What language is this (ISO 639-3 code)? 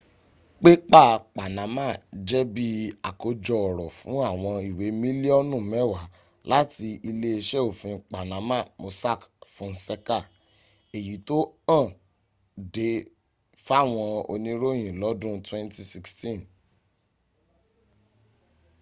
yor